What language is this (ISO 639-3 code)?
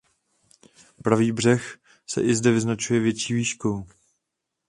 ces